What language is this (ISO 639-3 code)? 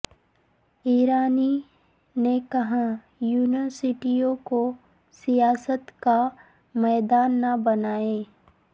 urd